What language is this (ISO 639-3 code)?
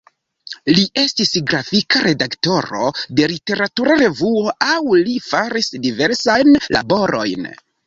epo